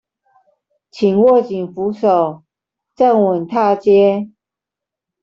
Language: Chinese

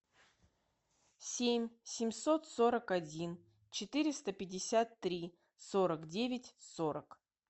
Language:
Russian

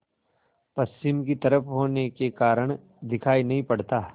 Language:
Hindi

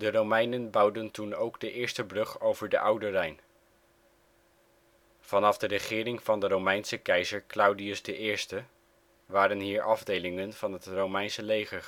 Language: Dutch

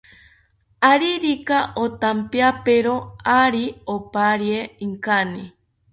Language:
South Ucayali Ashéninka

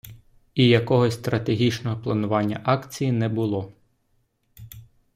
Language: Ukrainian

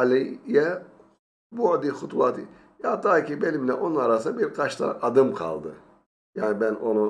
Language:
Turkish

